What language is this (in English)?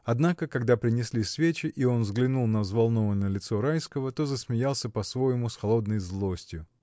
Russian